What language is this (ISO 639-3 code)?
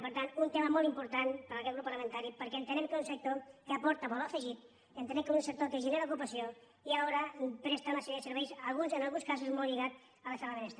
cat